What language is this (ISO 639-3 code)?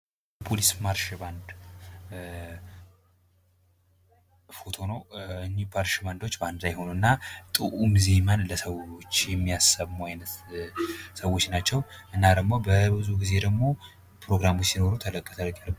amh